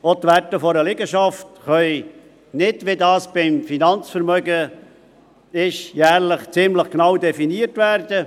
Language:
Swiss German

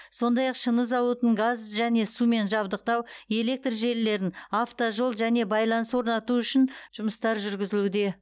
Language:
Kazakh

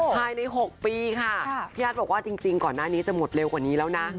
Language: Thai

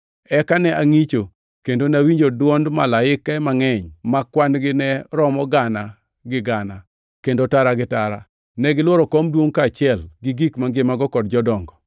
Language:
Luo (Kenya and Tanzania)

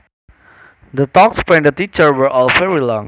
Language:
Javanese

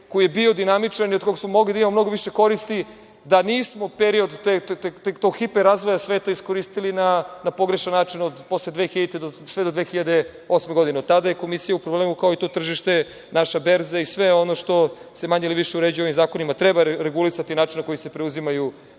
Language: Serbian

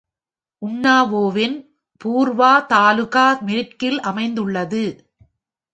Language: Tamil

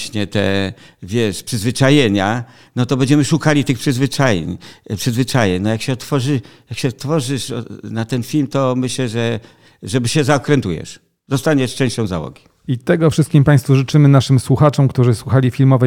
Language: Polish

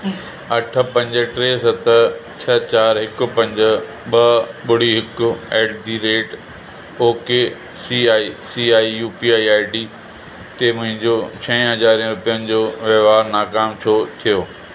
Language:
Sindhi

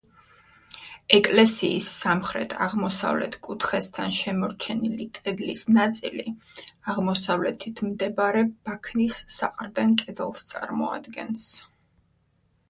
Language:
Georgian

